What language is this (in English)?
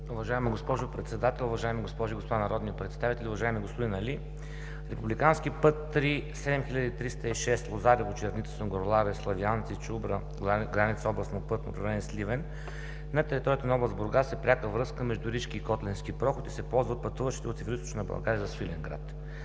Bulgarian